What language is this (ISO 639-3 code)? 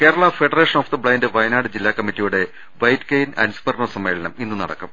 mal